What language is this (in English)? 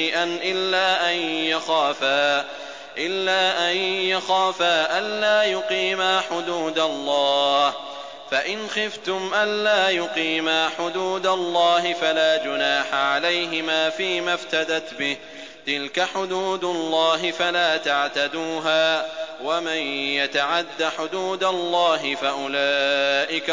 Arabic